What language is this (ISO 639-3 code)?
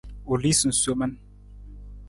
nmz